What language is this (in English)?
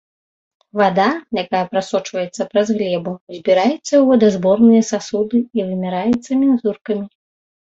Belarusian